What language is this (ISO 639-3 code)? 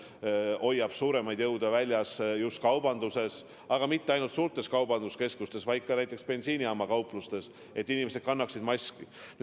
est